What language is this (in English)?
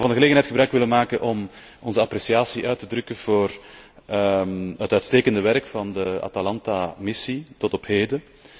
Dutch